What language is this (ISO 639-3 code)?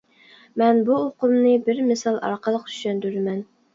uig